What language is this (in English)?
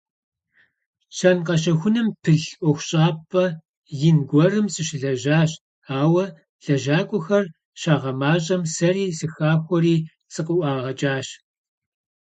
Kabardian